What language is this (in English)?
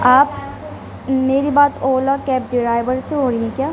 Urdu